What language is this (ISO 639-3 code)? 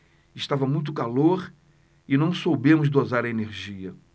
por